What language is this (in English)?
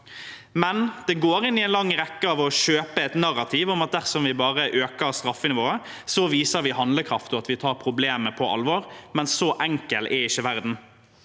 Norwegian